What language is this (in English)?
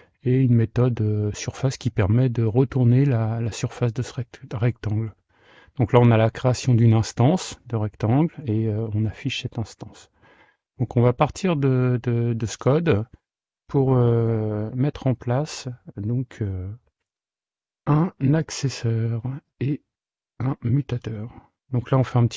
French